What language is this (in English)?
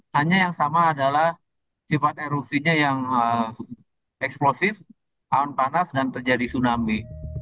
Indonesian